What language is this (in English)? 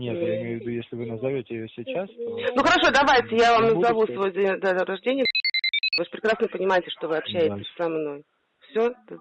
Russian